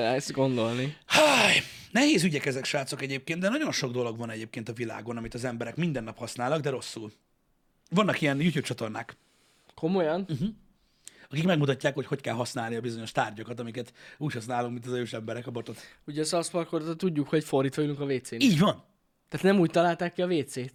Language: Hungarian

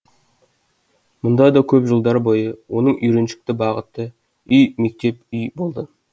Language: Kazakh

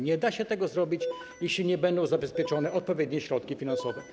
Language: Polish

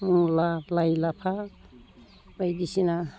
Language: Bodo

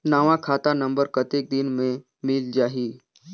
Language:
Chhattisgarhi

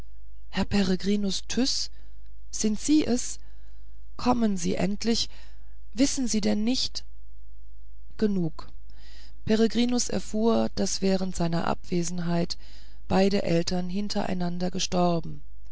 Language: German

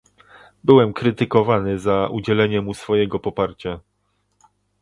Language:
Polish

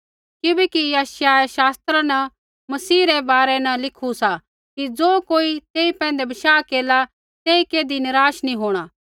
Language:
Kullu Pahari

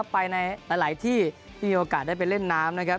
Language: Thai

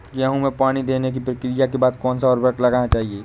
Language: Hindi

